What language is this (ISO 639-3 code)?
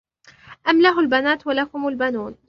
ara